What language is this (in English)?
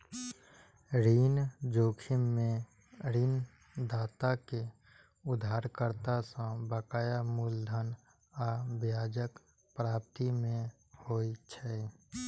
Maithili